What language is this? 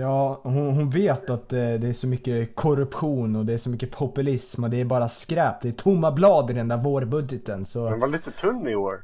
Swedish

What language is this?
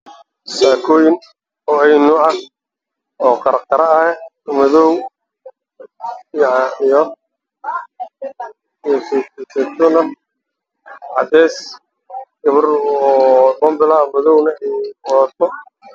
Somali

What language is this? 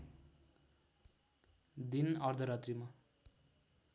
Nepali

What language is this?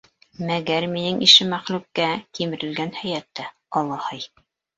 Bashkir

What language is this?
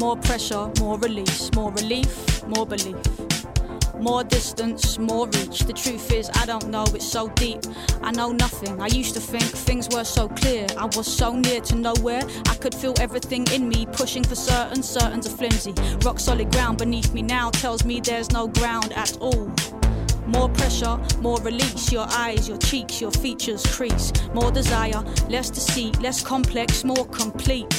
Greek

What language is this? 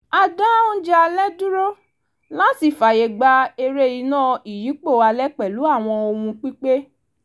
Yoruba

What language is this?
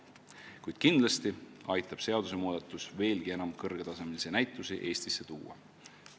Estonian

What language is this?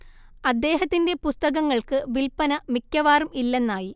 Malayalam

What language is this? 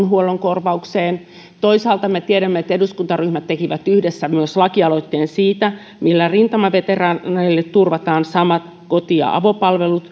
Finnish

